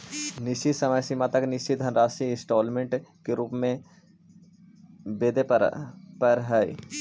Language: Magahi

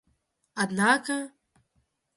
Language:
Russian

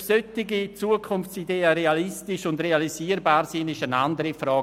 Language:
Swiss German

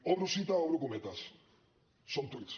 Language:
Catalan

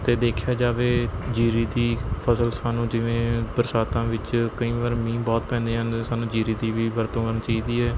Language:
Punjabi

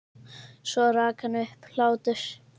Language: Icelandic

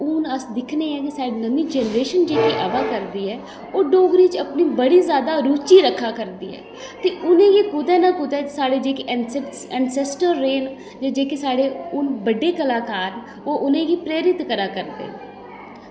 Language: Dogri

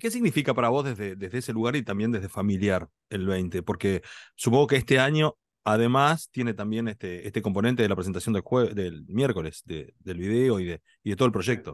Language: Spanish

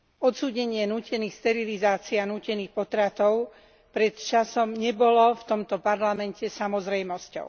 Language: Slovak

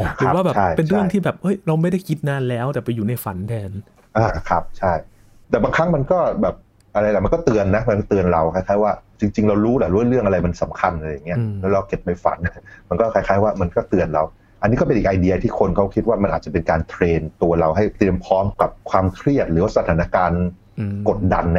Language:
Thai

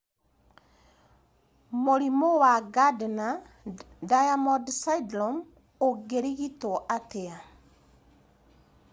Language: Kikuyu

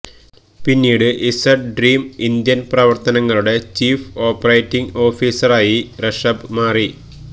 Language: Malayalam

